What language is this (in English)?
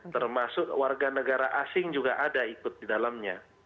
Indonesian